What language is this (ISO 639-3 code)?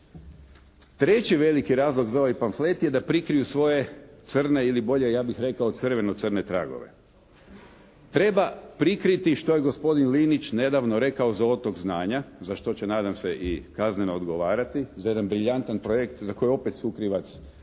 hrv